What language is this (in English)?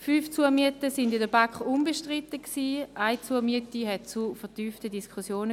Swiss German